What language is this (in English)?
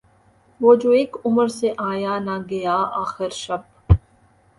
Urdu